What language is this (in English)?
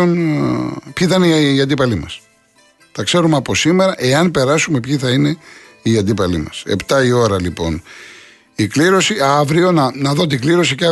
Greek